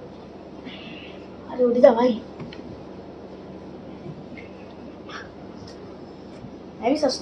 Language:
Hindi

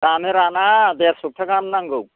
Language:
Bodo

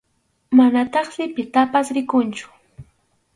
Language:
Arequipa-La Unión Quechua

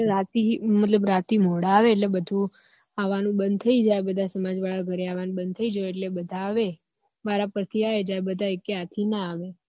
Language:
Gujarati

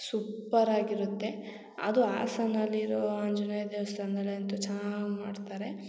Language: Kannada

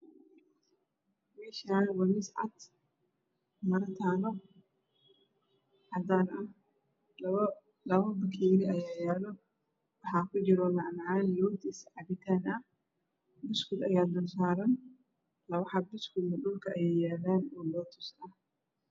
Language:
Somali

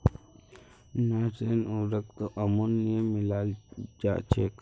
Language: Magahi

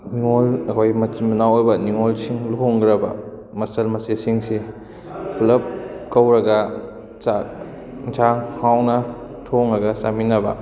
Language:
Manipuri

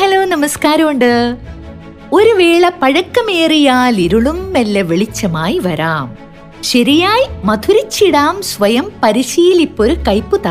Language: Malayalam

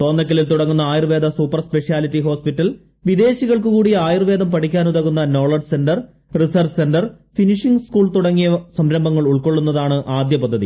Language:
Malayalam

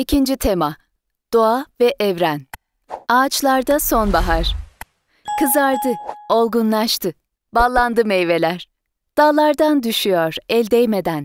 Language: Turkish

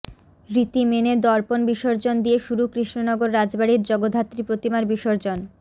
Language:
Bangla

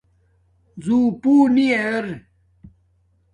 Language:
Domaaki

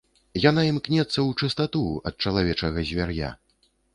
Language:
Belarusian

